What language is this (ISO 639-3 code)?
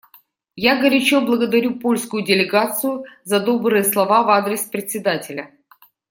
rus